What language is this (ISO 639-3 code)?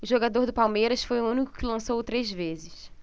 por